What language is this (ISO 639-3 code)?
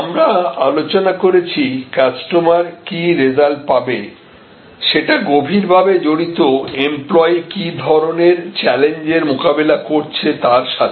ben